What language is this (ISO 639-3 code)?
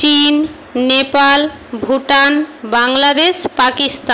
ben